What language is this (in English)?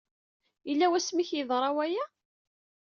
Kabyle